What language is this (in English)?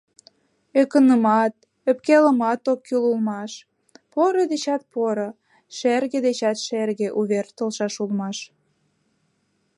Mari